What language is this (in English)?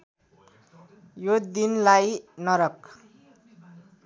Nepali